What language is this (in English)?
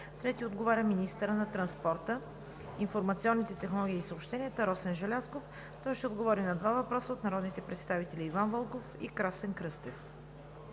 Bulgarian